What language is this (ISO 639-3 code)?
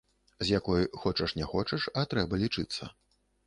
bel